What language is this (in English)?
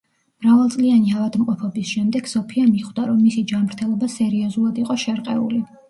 Georgian